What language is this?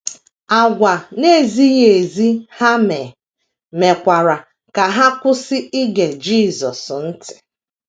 Igbo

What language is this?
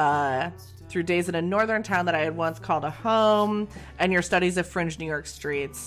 English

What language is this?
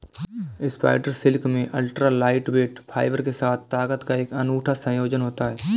Hindi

